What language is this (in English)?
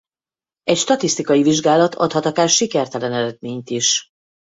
Hungarian